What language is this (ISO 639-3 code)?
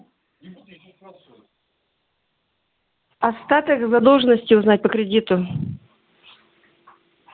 rus